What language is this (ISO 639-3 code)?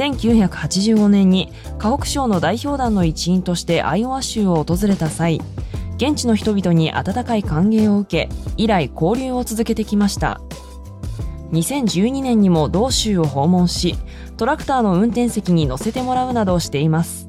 jpn